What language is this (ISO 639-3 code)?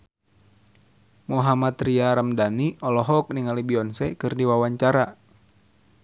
sun